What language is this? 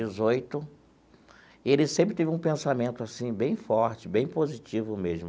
Portuguese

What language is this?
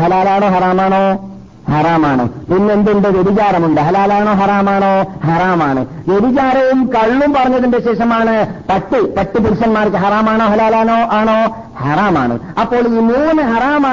Malayalam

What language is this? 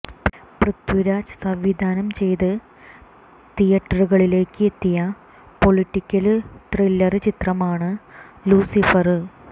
Malayalam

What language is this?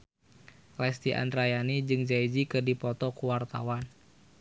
Sundanese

